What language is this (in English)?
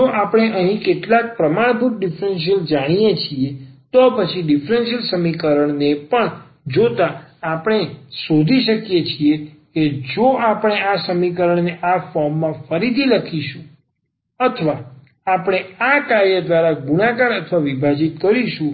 Gujarati